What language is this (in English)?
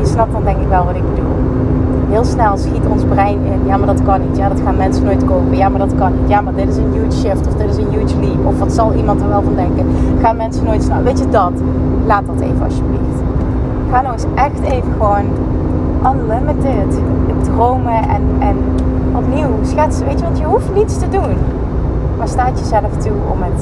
Dutch